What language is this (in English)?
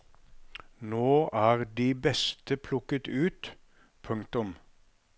Norwegian